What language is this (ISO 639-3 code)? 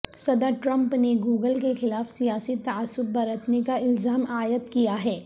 urd